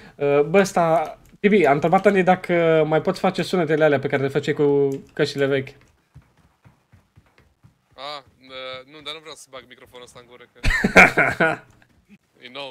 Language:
Romanian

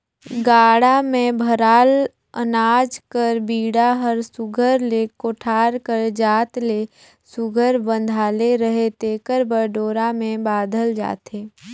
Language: Chhattisgarhi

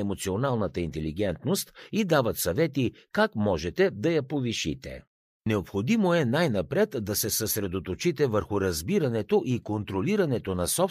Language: Bulgarian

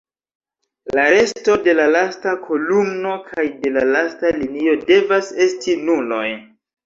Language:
Esperanto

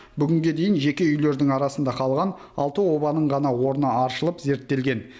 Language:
Kazakh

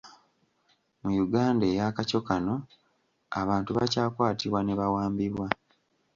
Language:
Ganda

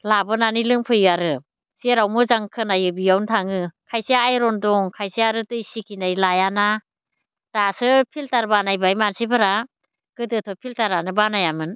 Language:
Bodo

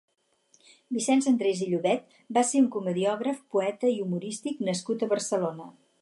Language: Catalan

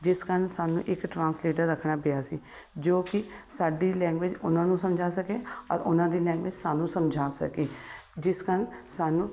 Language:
Punjabi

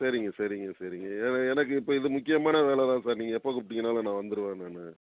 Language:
Tamil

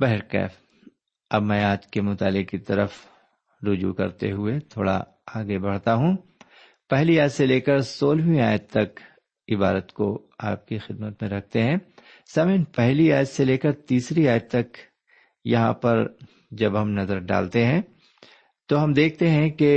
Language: Urdu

